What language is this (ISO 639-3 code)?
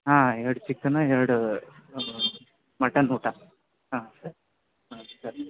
kan